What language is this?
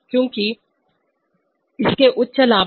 Hindi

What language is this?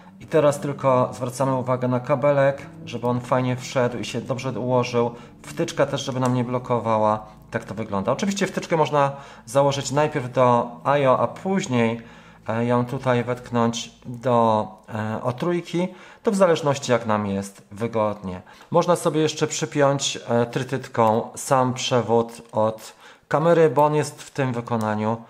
Polish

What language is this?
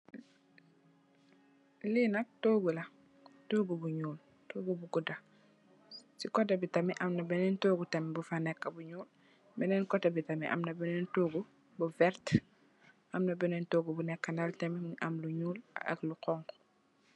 Wolof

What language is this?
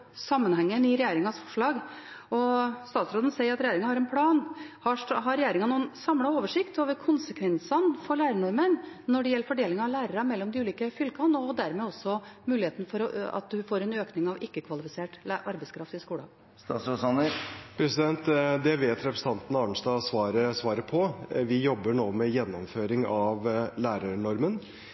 Norwegian Bokmål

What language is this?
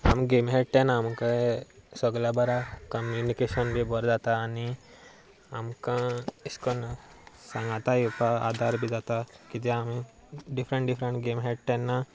Konkani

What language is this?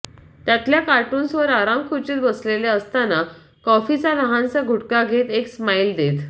Marathi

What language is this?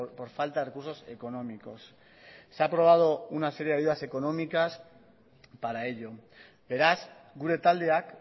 Spanish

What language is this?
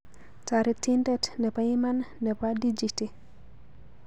Kalenjin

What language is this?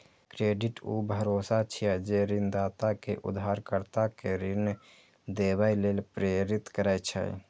Maithili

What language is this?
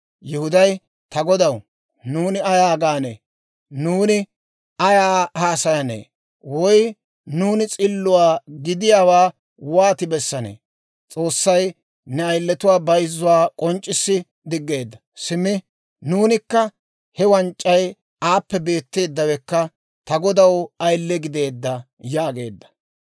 Dawro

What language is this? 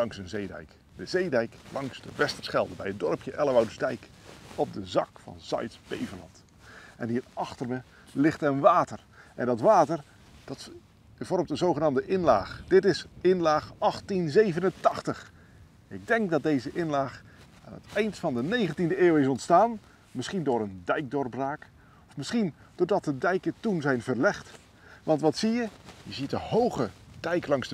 Dutch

